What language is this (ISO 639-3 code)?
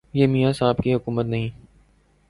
urd